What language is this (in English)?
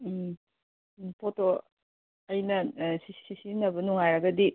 Manipuri